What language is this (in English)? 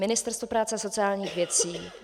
Czech